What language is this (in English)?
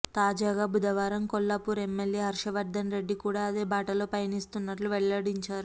Telugu